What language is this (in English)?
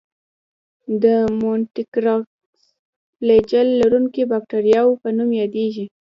Pashto